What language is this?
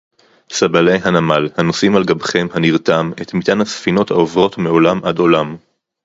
Hebrew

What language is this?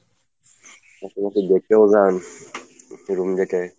Bangla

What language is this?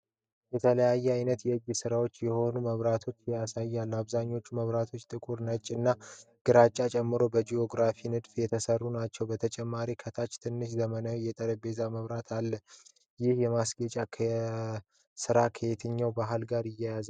Amharic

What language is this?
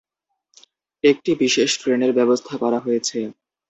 Bangla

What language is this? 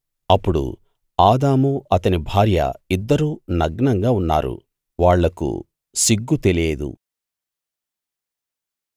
Telugu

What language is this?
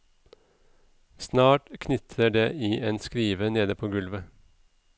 Norwegian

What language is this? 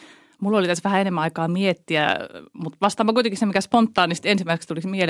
Finnish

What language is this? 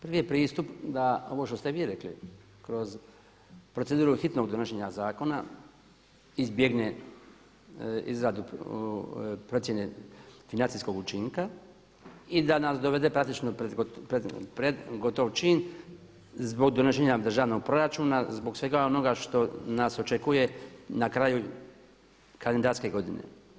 Croatian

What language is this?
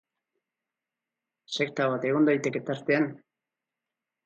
Basque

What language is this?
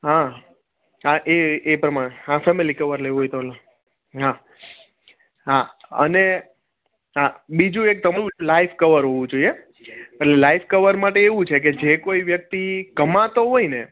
Gujarati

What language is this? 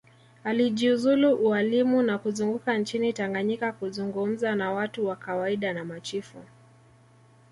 Swahili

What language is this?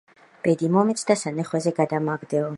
Georgian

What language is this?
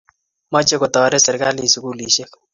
Kalenjin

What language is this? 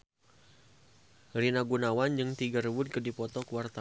Sundanese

